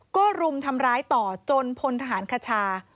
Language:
Thai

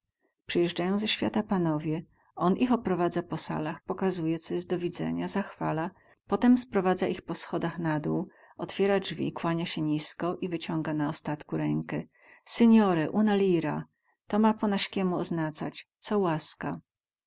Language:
Polish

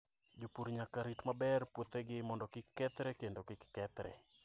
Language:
Luo (Kenya and Tanzania)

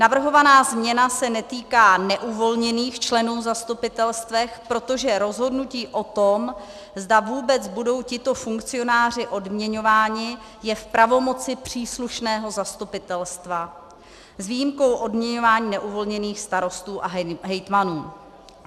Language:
Czech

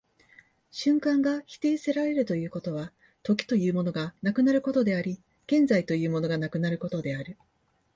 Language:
Japanese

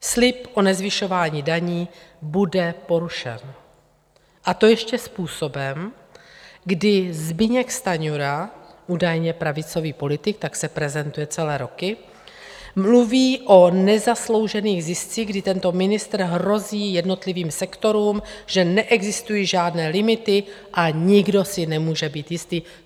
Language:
Czech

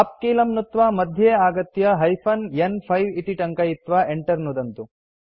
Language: Sanskrit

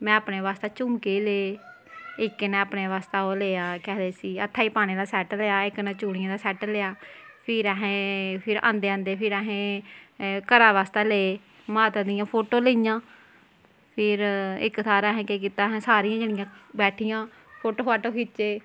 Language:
Dogri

